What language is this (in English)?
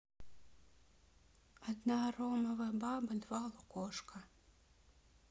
Russian